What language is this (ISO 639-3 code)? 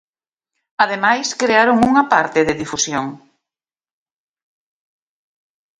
glg